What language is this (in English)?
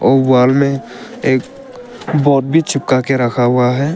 Hindi